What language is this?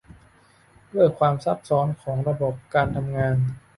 Thai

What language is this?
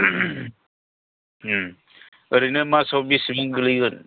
Bodo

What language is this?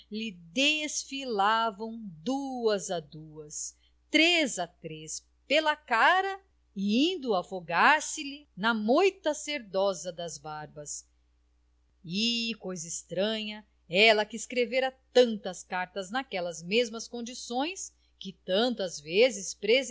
Portuguese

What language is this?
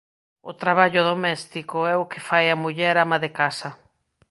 Galician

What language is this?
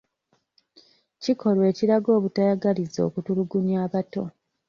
Ganda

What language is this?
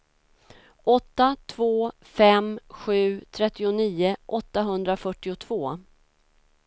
Swedish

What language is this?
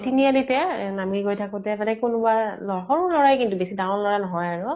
Assamese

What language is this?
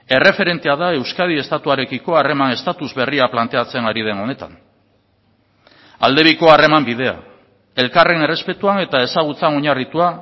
Basque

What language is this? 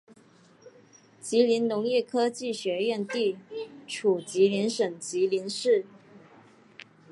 Chinese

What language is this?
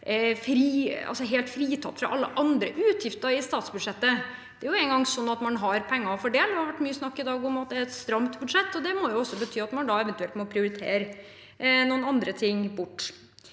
Norwegian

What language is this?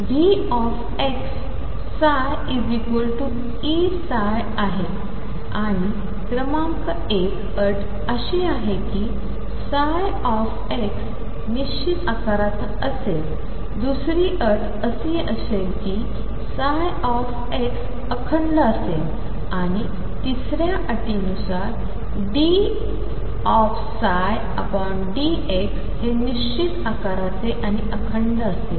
Marathi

